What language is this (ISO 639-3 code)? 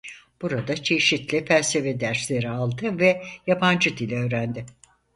tur